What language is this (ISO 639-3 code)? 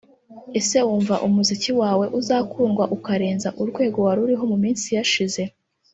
kin